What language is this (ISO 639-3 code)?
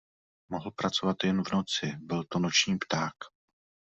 ces